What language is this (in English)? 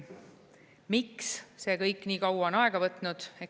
Estonian